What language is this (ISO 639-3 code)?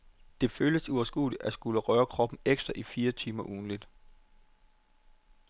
dan